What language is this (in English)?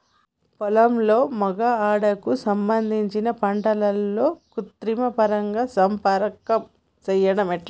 Telugu